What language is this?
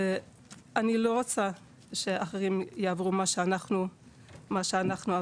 Hebrew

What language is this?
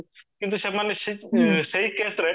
Odia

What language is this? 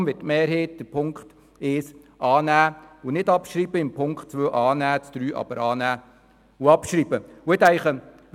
Swiss German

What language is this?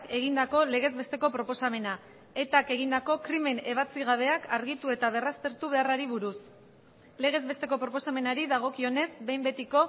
Basque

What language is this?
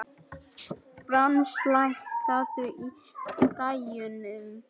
Icelandic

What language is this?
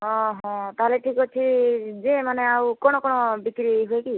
Odia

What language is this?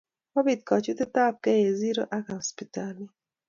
Kalenjin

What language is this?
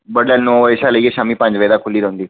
Dogri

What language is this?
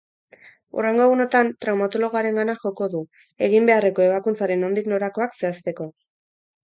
Basque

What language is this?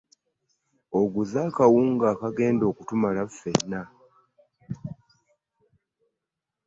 Ganda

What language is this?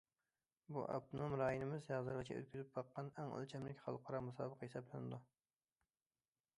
Uyghur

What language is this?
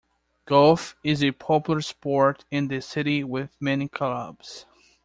English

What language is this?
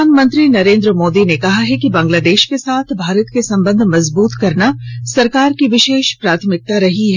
Hindi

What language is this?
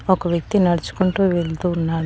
Telugu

